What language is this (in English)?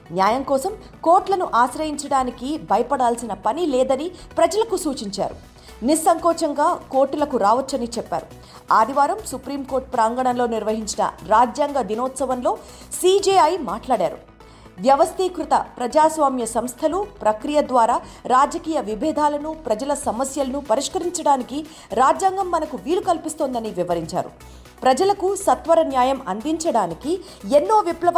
Telugu